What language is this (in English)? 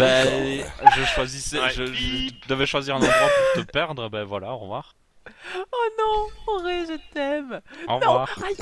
French